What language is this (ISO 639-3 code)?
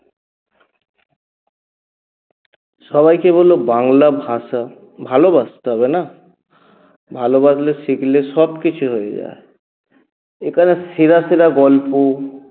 ben